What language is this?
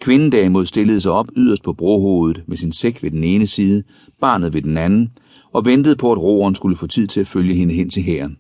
Danish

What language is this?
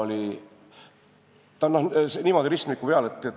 Estonian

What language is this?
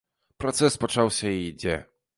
Belarusian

